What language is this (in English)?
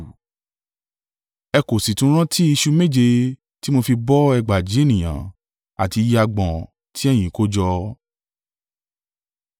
Yoruba